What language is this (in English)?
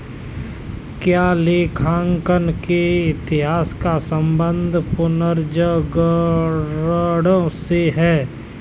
Hindi